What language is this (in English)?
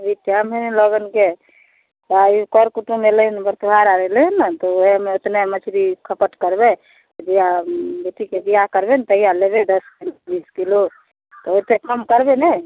Maithili